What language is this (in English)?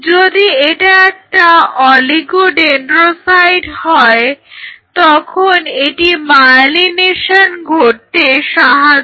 Bangla